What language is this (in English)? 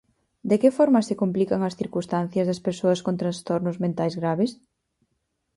Galician